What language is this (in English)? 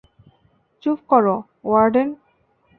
Bangla